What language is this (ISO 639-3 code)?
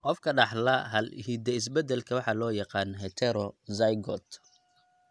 som